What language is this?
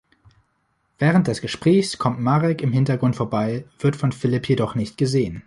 German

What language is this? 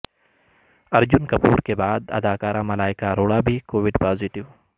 Urdu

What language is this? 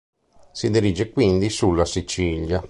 Italian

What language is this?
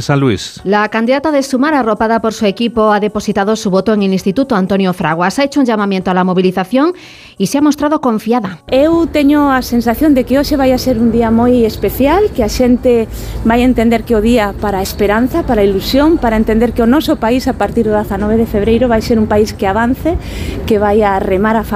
Spanish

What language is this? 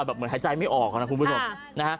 Thai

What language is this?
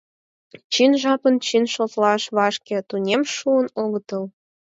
Mari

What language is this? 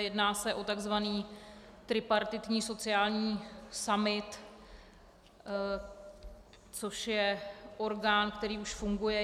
Czech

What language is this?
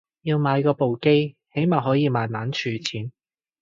Cantonese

